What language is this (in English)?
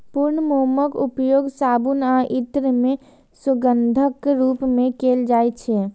Maithili